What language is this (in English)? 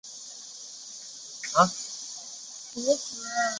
Chinese